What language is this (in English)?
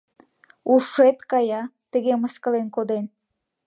Mari